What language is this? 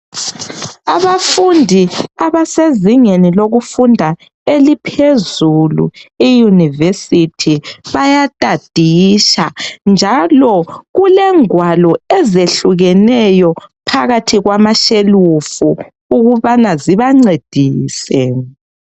North Ndebele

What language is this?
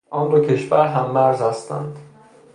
Persian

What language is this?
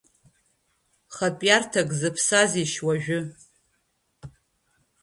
Abkhazian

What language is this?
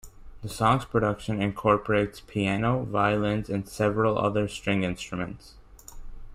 English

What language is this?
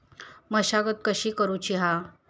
Marathi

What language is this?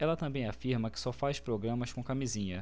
Portuguese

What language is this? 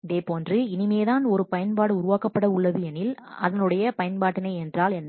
Tamil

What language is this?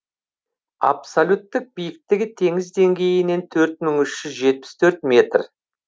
Kazakh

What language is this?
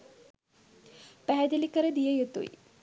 Sinhala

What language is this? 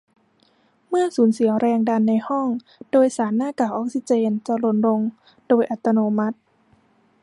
Thai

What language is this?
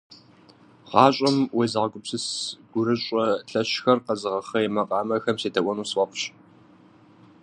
Kabardian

